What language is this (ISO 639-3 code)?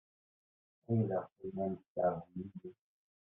kab